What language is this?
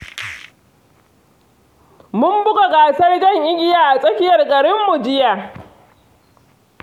Hausa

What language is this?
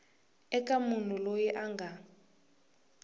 Tsonga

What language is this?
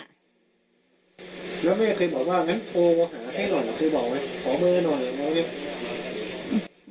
Thai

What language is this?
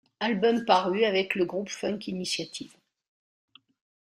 French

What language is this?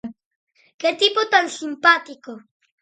Galician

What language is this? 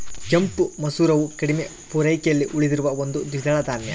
Kannada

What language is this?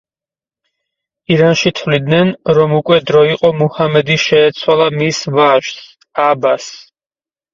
Georgian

